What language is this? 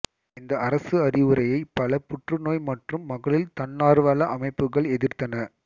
Tamil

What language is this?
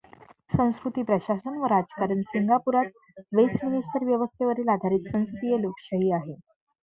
Marathi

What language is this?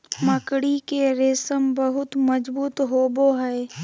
Magahi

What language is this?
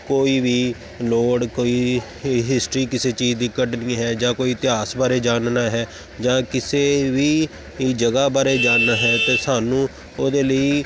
Punjabi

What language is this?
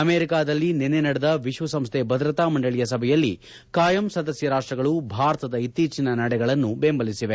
Kannada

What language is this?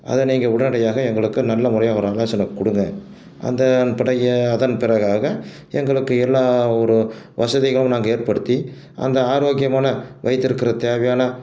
Tamil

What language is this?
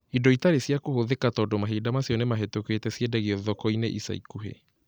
Kikuyu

